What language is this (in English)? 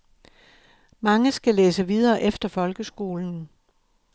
Danish